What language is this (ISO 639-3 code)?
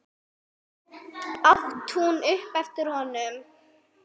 isl